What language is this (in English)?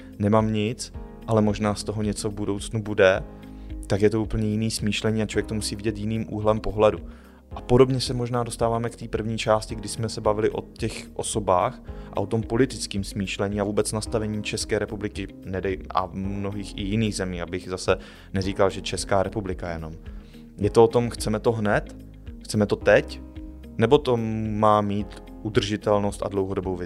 Czech